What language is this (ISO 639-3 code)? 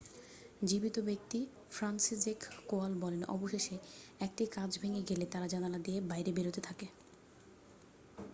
ben